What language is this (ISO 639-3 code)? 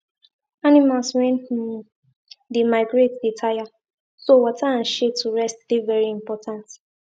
pcm